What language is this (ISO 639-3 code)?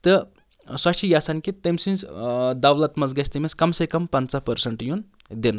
kas